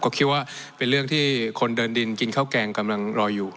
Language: Thai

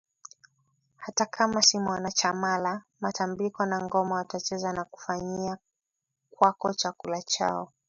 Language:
Swahili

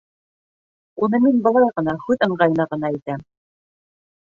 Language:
Bashkir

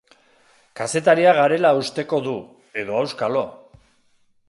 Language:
Basque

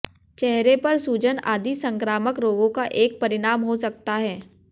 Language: Hindi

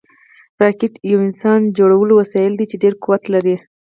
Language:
Pashto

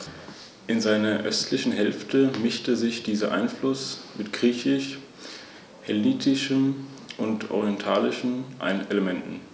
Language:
German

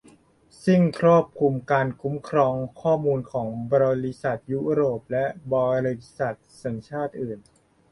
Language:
Thai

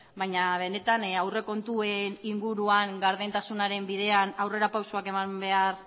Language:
Basque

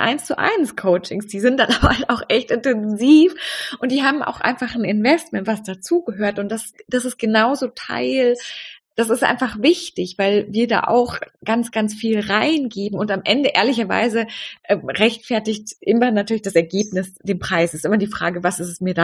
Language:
German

